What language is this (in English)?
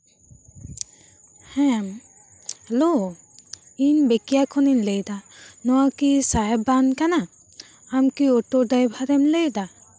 Santali